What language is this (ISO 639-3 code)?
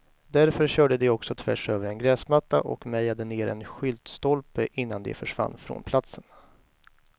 swe